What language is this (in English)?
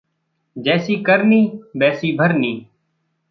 Hindi